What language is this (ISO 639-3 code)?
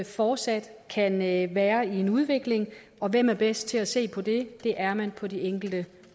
dan